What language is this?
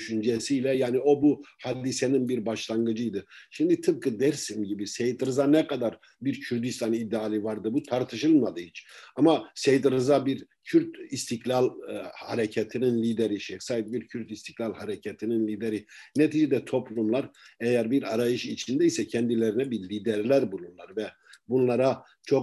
Turkish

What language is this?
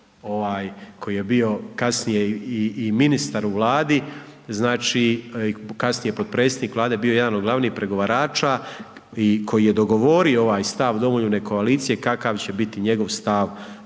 Croatian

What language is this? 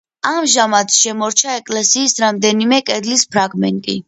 Georgian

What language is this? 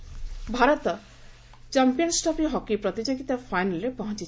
Odia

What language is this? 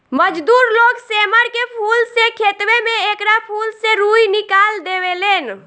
Bhojpuri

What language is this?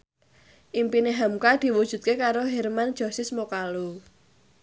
Javanese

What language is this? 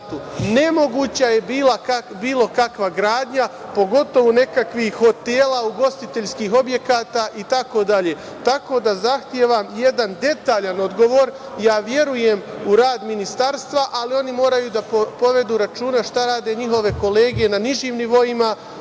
Serbian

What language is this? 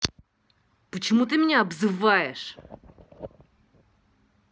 Russian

